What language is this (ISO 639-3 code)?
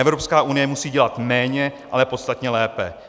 ces